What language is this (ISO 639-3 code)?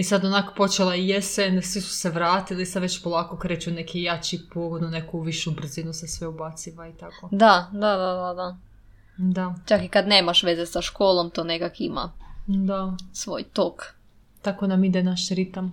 hrv